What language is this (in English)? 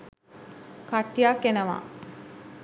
Sinhala